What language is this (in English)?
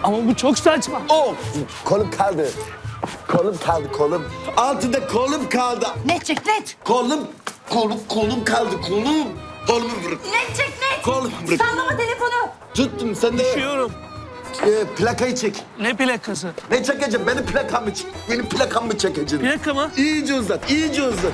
Turkish